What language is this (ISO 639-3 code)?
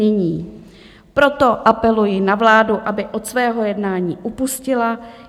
ces